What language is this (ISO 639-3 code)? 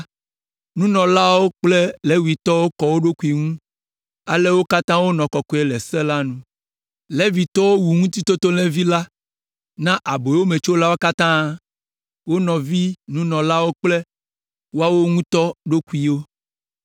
ewe